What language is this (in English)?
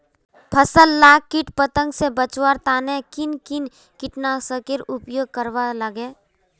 Magahi